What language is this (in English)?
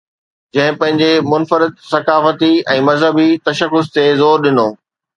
Sindhi